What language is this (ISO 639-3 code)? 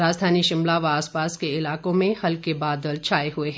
hin